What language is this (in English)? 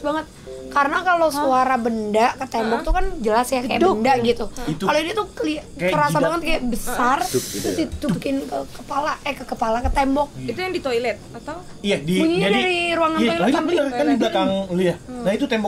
Indonesian